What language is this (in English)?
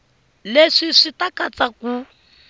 Tsonga